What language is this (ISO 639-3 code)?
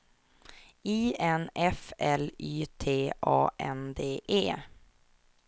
swe